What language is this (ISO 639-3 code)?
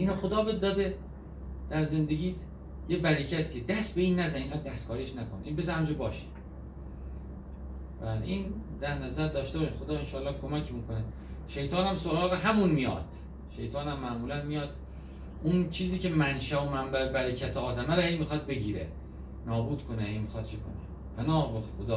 fas